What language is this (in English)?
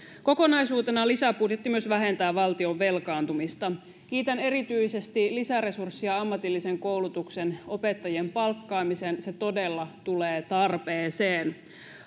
Finnish